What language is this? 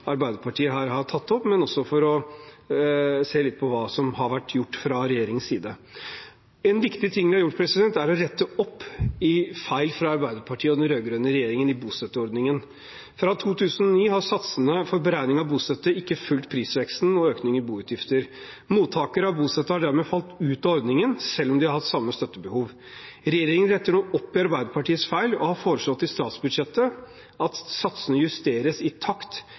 Norwegian Bokmål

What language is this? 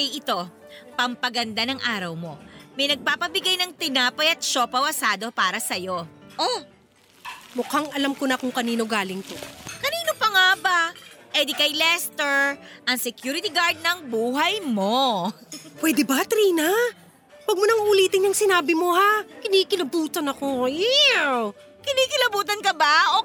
Filipino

